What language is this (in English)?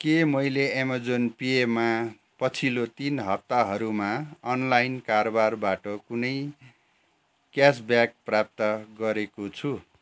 Nepali